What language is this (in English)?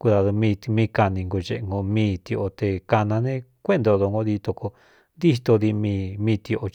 Cuyamecalco Mixtec